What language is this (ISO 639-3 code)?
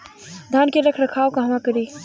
bho